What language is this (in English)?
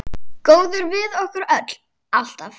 Icelandic